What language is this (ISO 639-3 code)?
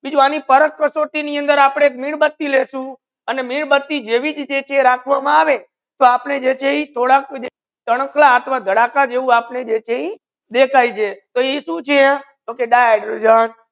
guj